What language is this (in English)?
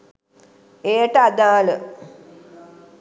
Sinhala